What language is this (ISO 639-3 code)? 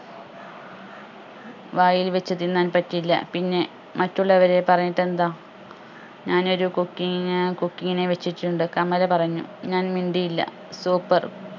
mal